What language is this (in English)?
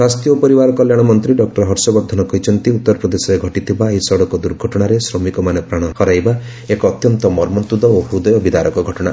Odia